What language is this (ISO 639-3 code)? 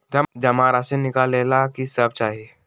mag